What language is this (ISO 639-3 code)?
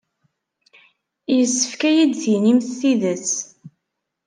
kab